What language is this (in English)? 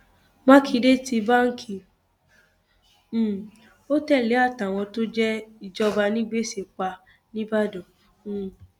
Yoruba